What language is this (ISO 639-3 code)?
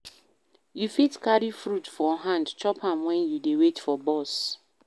pcm